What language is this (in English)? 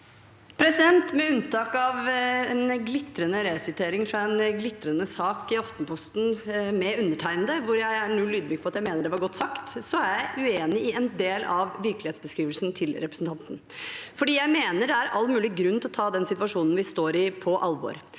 Norwegian